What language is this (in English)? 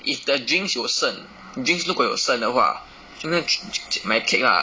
English